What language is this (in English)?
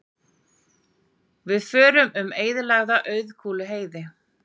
Icelandic